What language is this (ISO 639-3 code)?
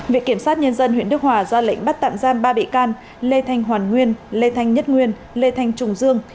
vie